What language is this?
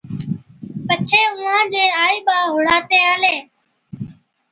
Od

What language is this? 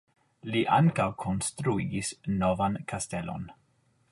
Esperanto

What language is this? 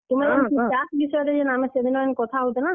Odia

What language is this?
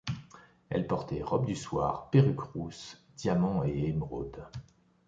French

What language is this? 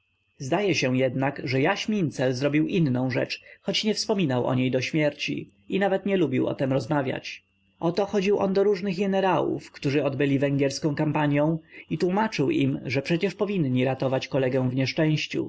Polish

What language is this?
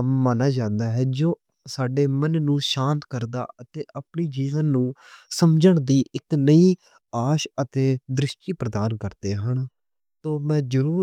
Western Panjabi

